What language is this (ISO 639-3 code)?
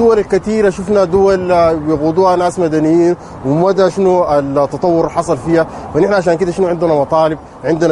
ara